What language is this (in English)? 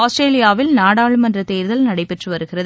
Tamil